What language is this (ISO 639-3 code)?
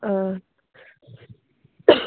kok